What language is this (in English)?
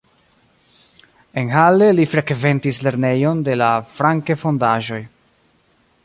Esperanto